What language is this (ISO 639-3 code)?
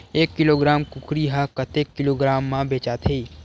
hne